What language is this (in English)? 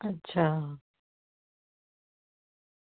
Dogri